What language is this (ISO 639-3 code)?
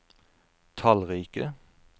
nor